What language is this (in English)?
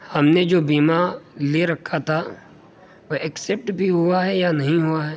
Urdu